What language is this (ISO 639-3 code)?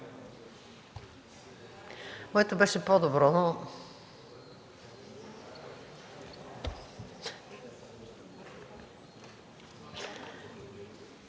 bul